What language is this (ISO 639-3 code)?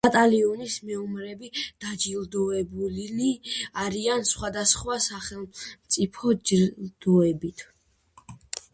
kat